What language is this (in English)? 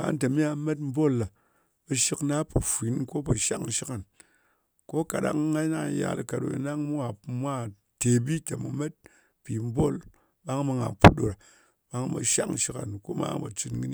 Ngas